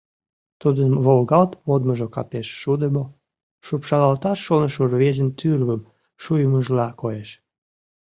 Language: Mari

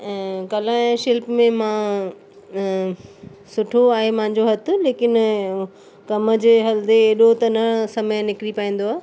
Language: Sindhi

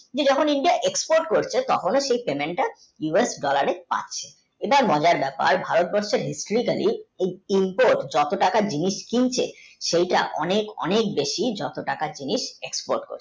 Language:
Bangla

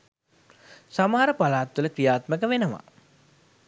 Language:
Sinhala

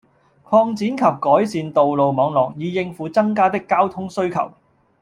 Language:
Cantonese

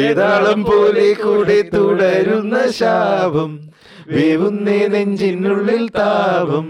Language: Malayalam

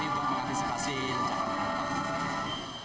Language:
Indonesian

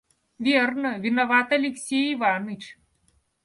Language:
Russian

